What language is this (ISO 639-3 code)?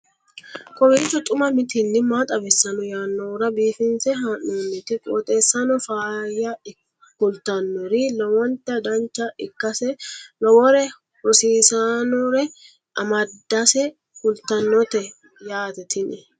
sid